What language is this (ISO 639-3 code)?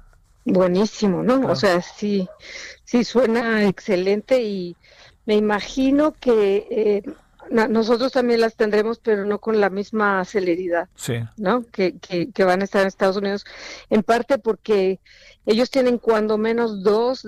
spa